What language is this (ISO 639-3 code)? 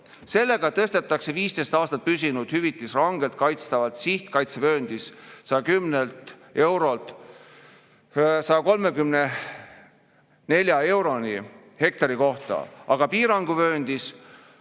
est